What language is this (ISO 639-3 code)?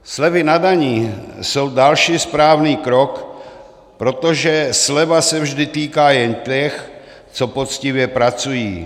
ces